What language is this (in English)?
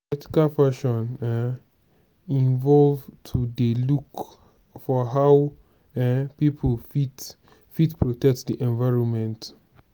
Nigerian Pidgin